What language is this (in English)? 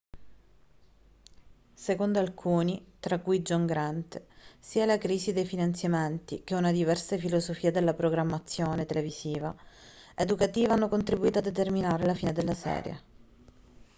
Italian